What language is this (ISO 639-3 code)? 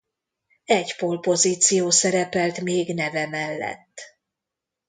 hun